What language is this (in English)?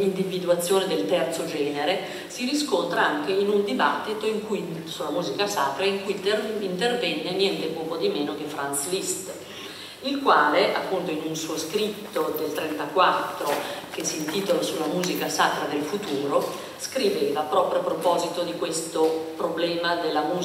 Italian